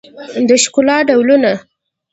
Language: Pashto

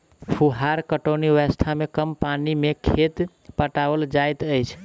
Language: Maithili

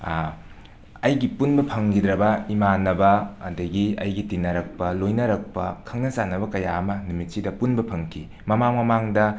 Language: Manipuri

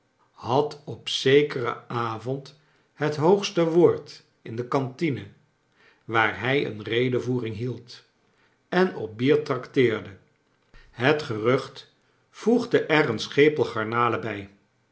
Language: Dutch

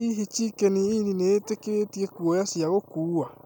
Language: Kikuyu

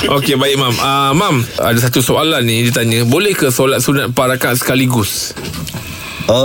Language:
Malay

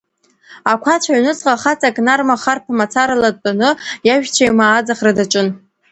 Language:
Abkhazian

